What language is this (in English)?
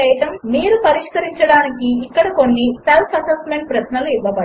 Telugu